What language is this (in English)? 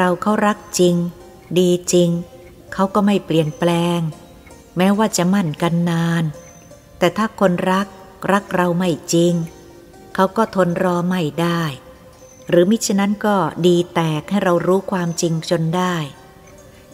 Thai